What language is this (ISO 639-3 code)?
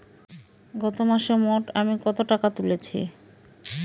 ben